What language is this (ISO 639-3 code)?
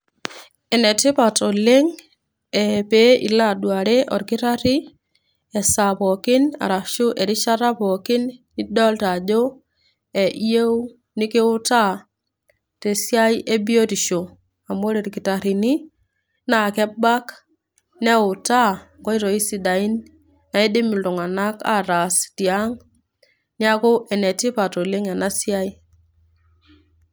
mas